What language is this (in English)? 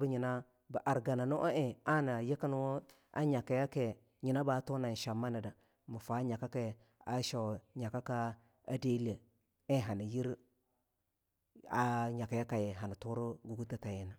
Longuda